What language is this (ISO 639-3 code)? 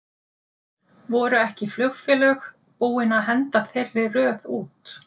isl